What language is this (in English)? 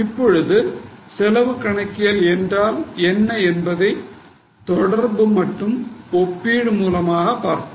Tamil